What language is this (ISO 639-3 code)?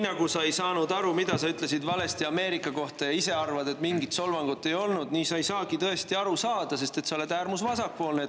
est